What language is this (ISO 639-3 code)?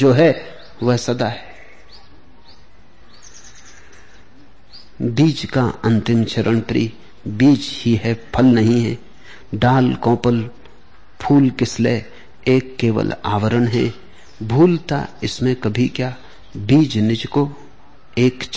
hin